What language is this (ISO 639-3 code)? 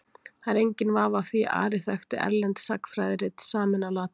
isl